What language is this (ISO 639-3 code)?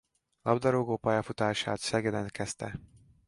hun